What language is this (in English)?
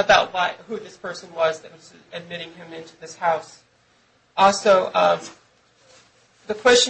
English